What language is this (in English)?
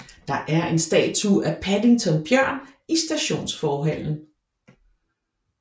Danish